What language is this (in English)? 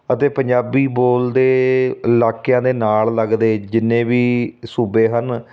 Punjabi